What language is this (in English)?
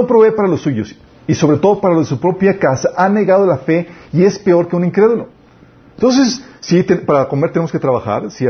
Spanish